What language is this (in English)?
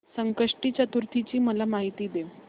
Marathi